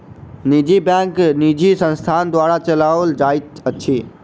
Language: Maithili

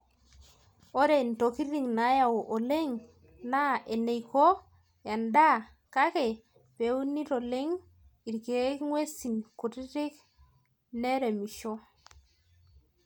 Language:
Masai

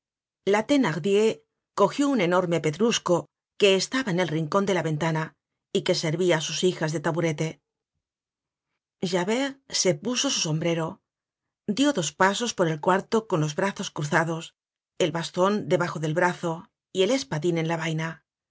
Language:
Spanish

